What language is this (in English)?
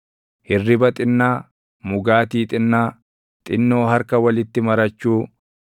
Oromo